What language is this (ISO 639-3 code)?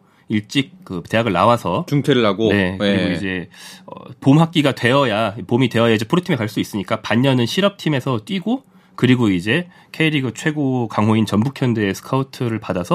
kor